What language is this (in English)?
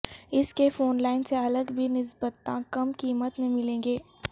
Urdu